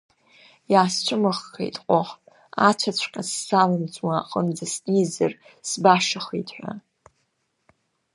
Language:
Abkhazian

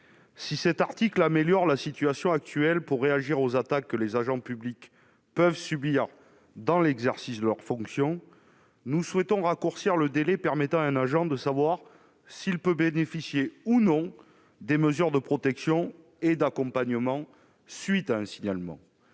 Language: French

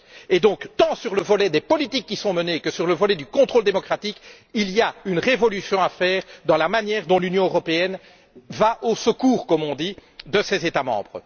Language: French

